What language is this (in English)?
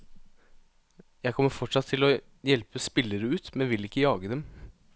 Norwegian